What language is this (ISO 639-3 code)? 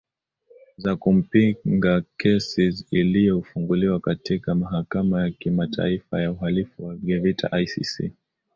swa